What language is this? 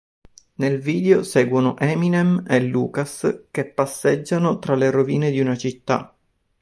Italian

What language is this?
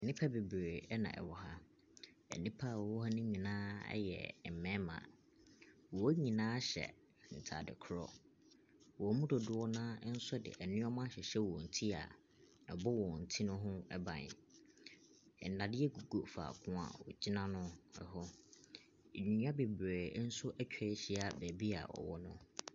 Akan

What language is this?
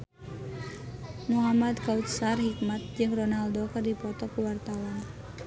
Sundanese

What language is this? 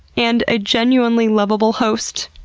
English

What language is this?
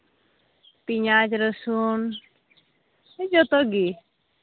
Santali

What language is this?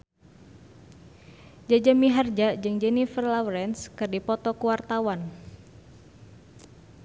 Sundanese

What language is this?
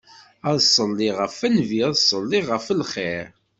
Kabyle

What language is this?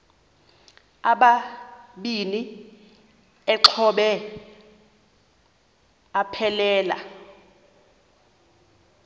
Xhosa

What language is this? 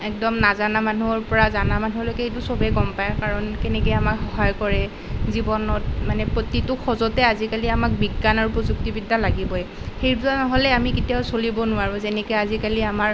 Assamese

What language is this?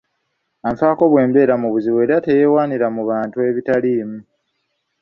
Ganda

